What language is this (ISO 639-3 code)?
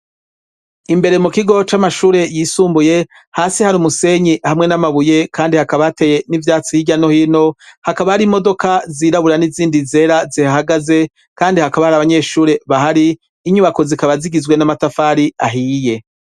run